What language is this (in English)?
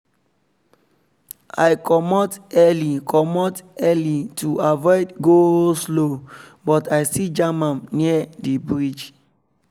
Nigerian Pidgin